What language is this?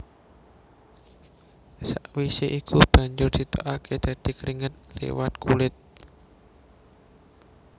Javanese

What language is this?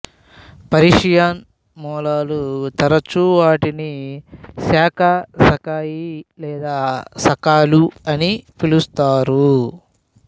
Telugu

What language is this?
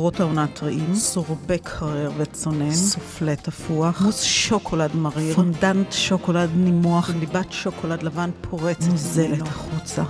Hebrew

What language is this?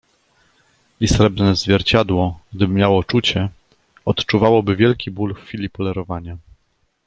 Polish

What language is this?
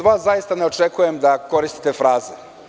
Serbian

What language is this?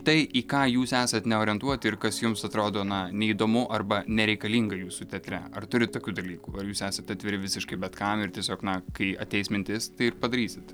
Lithuanian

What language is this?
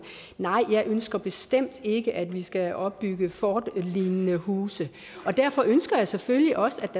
Danish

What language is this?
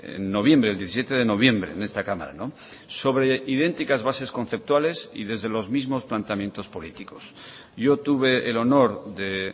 Spanish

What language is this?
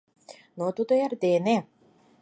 Mari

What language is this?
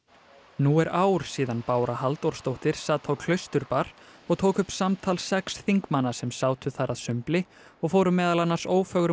Icelandic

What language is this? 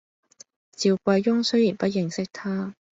Cantonese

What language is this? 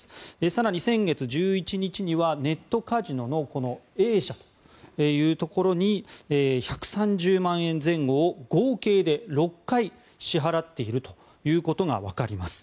Japanese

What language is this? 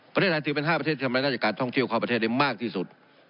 Thai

